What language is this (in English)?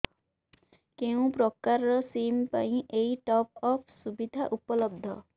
Odia